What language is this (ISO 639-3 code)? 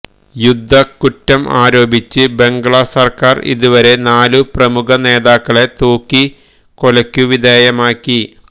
mal